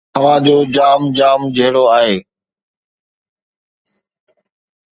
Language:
Sindhi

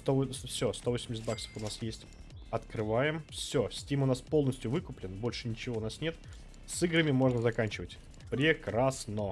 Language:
Russian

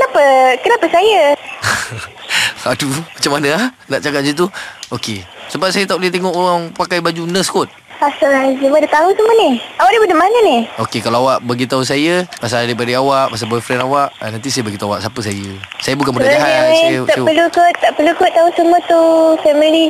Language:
Malay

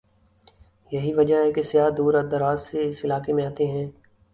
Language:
Urdu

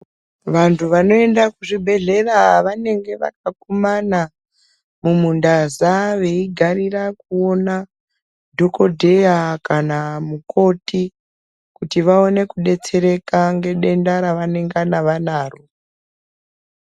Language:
Ndau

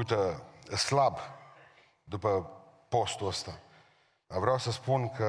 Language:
Romanian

